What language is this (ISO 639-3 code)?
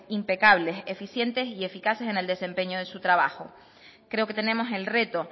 spa